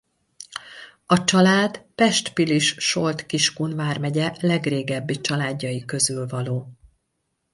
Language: Hungarian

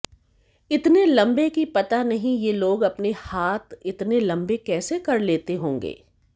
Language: Hindi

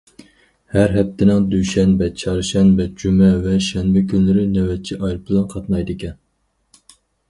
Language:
Uyghur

